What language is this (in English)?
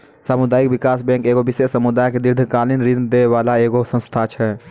Maithili